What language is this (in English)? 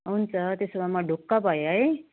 Nepali